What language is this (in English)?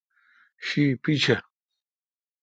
Kalkoti